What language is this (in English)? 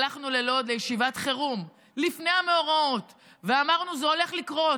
Hebrew